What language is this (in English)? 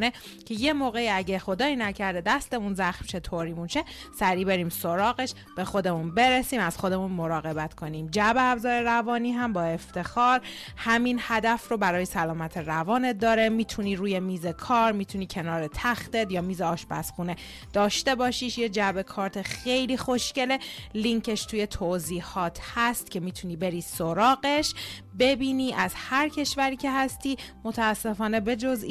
Persian